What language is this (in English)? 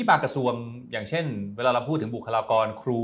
Thai